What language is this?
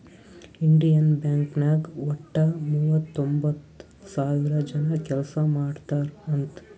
Kannada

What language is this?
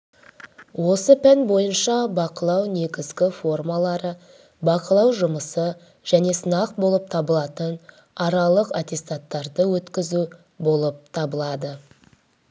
Kazakh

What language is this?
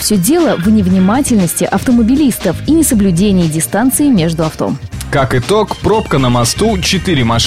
Russian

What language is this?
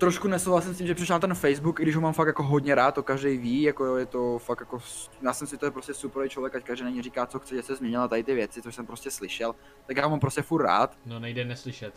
Czech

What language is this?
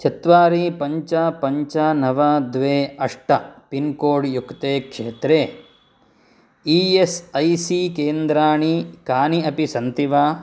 Sanskrit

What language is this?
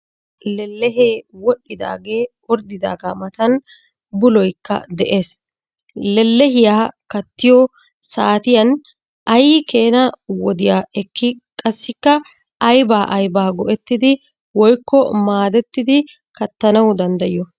Wolaytta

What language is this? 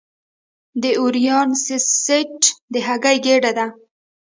Pashto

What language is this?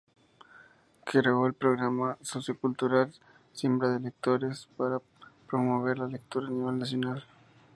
Spanish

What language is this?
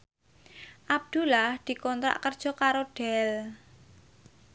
Javanese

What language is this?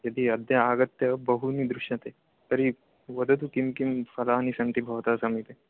Sanskrit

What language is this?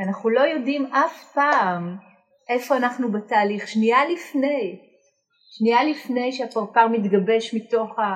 Hebrew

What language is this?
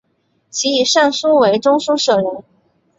Chinese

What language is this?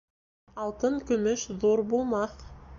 Bashkir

